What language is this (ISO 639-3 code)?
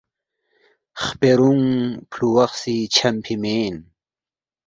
bft